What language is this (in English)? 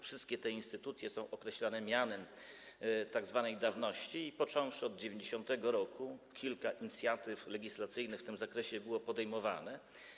Polish